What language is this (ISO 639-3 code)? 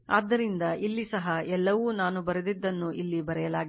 kan